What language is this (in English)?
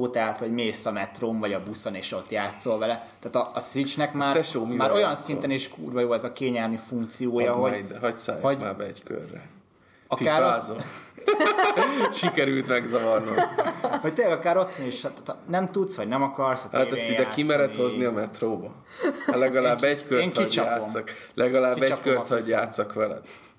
Hungarian